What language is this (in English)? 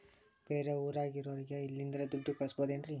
Kannada